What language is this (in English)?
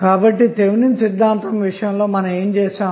Telugu